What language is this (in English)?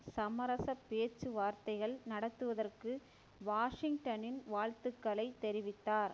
Tamil